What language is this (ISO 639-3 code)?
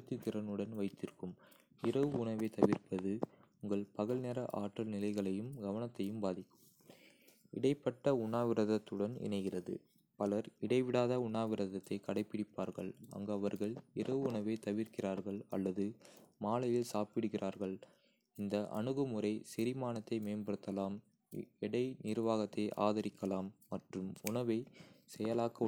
kfe